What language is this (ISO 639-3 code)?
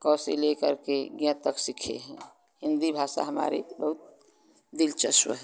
hin